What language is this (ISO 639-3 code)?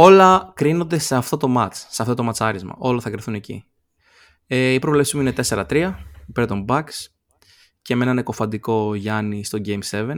ell